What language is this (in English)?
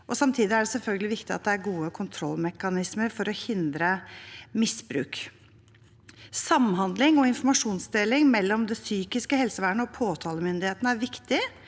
Norwegian